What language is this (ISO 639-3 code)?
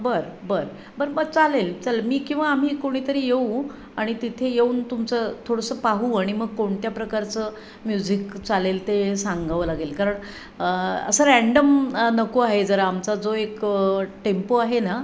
mar